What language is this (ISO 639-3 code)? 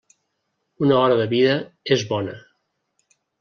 cat